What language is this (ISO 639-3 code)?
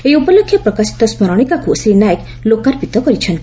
ori